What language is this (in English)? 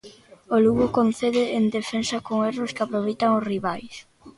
Galician